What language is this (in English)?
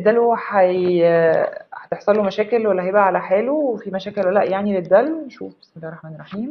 Arabic